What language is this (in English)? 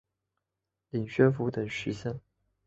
Chinese